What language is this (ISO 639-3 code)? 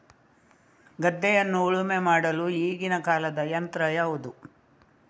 kan